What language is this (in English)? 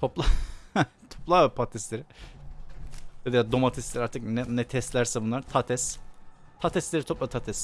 Turkish